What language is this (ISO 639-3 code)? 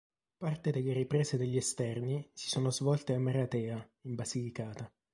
ita